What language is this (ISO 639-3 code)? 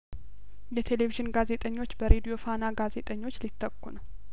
amh